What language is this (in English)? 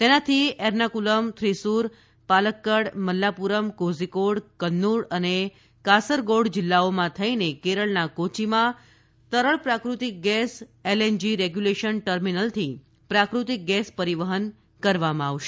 Gujarati